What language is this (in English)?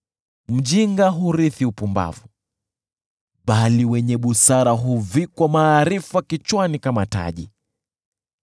Swahili